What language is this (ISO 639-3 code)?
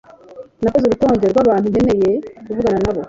kin